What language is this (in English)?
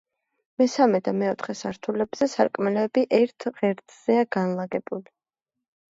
Georgian